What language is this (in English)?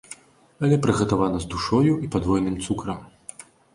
Belarusian